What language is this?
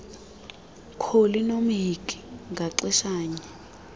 Xhosa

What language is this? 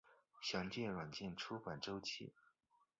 Chinese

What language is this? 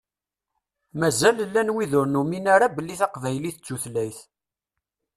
Kabyle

